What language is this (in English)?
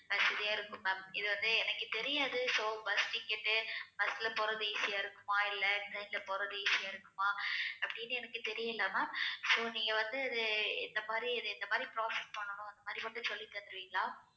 Tamil